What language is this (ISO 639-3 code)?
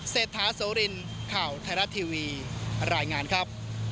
tha